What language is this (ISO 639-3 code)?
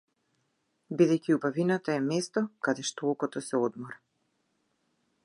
mkd